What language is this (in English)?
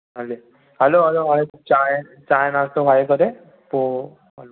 Sindhi